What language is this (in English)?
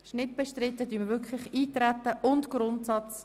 Swiss German